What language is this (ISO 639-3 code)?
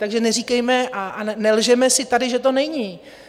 ces